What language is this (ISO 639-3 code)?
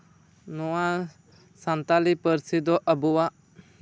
sat